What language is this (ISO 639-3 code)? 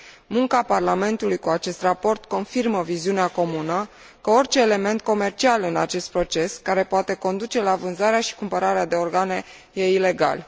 ron